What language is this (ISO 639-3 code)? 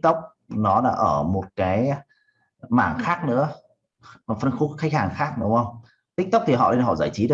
vie